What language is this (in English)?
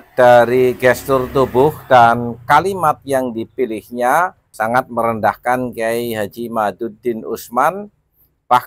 Indonesian